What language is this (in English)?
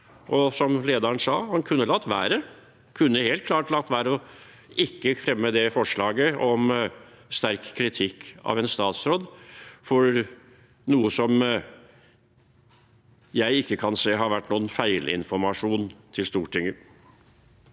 Norwegian